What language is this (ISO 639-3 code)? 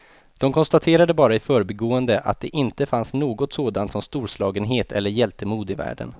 swe